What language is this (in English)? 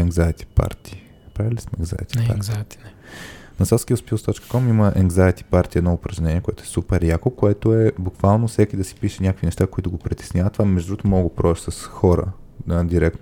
Bulgarian